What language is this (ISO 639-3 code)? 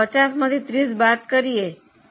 guj